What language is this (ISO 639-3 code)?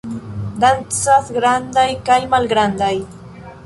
epo